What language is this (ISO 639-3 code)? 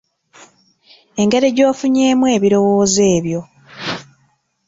lug